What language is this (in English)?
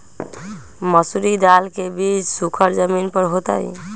Magahi